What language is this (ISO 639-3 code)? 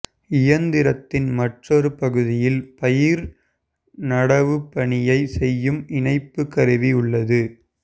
tam